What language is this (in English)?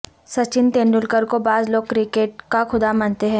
Urdu